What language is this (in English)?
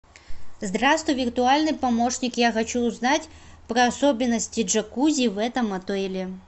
Russian